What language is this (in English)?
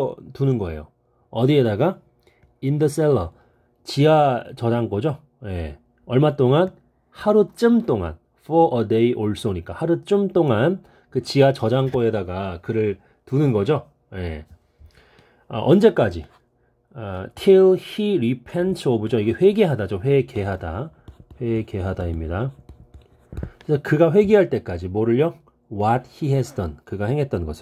Korean